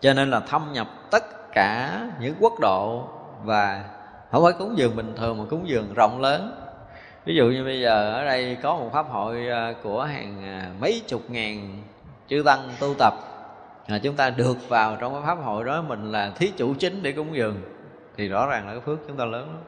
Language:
Vietnamese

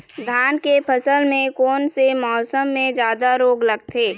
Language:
Chhattisgarhi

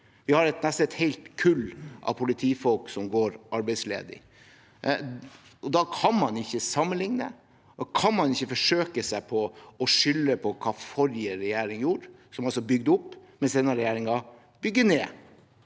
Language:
Norwegian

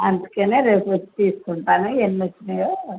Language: Telugu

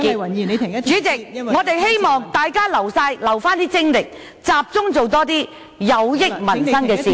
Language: Cantonese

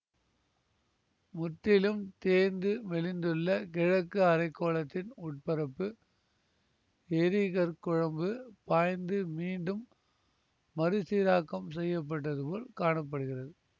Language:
Tamil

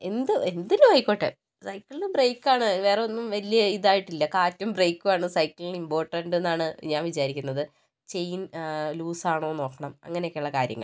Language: Malayalam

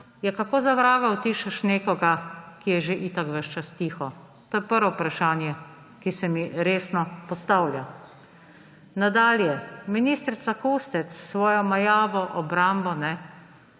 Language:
Slovenian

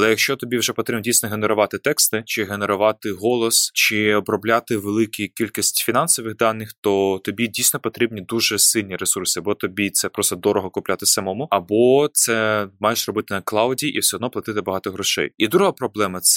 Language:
Ukrainian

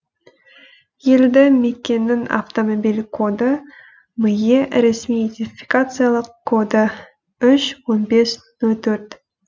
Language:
Kazakh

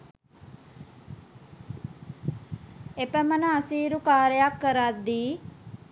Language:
Sinhala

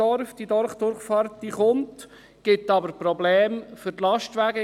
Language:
Swiss German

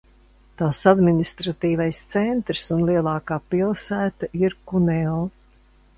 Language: Latvian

